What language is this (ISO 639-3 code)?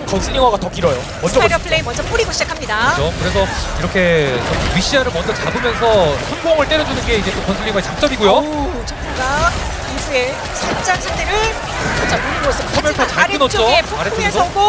kor